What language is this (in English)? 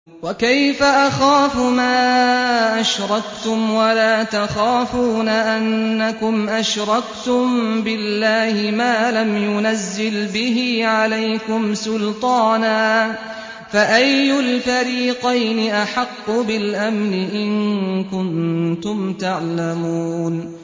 Arabic